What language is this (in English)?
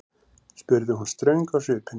Icelandic